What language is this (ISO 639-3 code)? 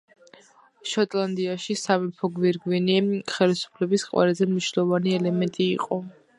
kat